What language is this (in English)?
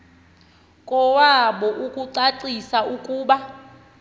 Xhosa